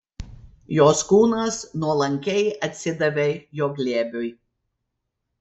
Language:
Lithuanian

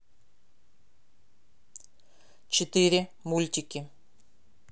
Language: Russian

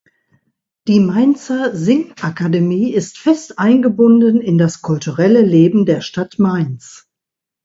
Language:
German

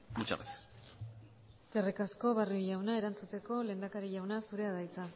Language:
Basque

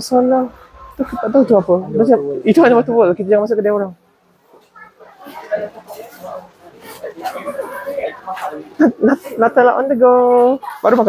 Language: Malay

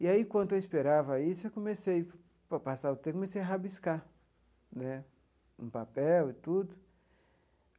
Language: Portuguese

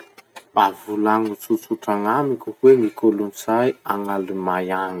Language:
Masikoro Malagasy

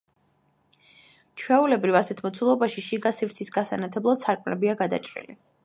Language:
Georgian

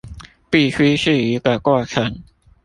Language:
Chinese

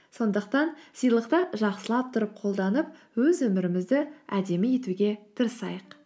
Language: Kazakh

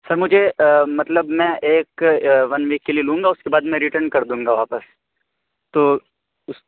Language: Urdu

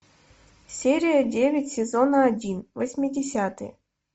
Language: Russian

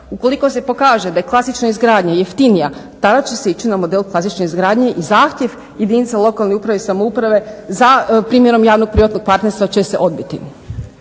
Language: Croatian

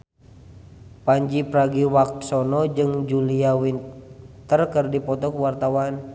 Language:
Sundanese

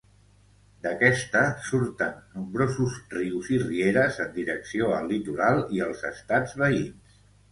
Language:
Catalan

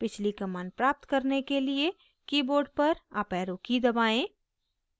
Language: Hindi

